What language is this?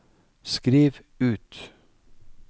Norwegian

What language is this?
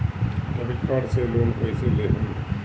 Bhojpuri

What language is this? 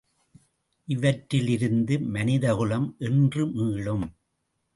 Tamil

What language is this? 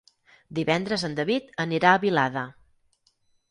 Catalan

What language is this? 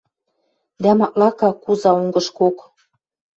Western Mari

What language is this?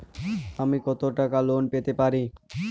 Bangla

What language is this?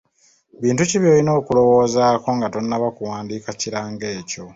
Ganda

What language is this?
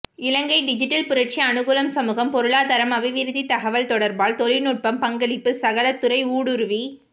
Tamil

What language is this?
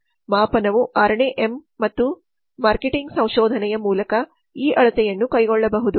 Kannada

